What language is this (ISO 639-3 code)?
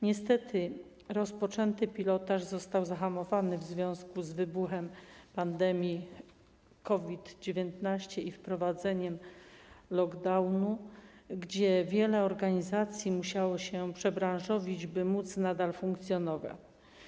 pol